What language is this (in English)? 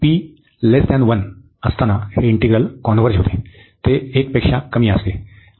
Marathi